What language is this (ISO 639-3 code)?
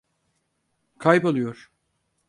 tur